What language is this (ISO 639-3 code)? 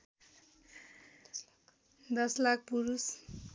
nep